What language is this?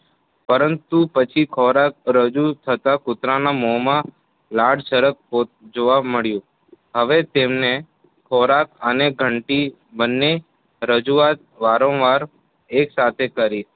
Gujarati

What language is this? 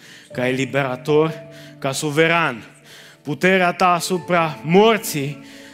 Romanian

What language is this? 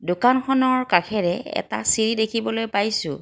Assamese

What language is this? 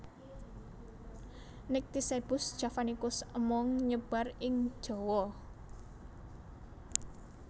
Javanese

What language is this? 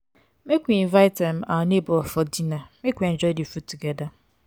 Nigerian Pidgin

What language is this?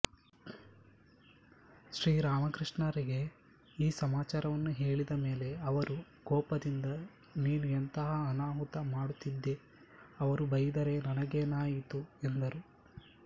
Kannada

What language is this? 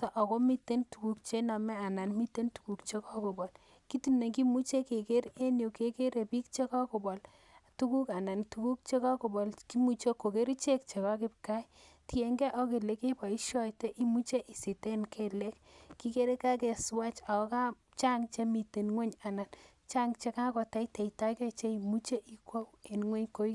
Kalenjin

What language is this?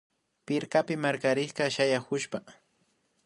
Imbabura Highland Quichua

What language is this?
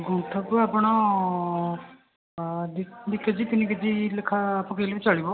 Odia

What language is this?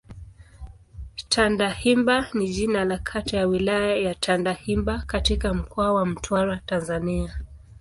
Swahili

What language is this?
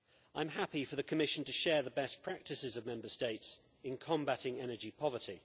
English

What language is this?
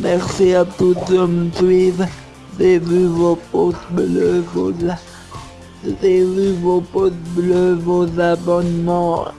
French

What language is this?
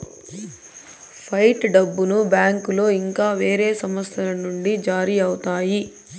Telugu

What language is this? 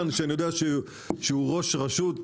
Hebrew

